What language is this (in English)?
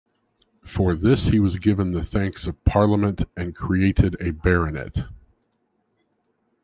English